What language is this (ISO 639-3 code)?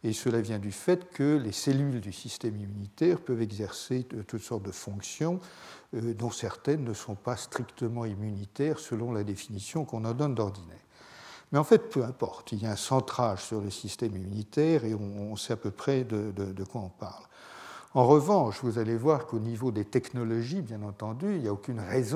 fra